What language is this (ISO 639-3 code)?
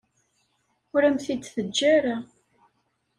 kab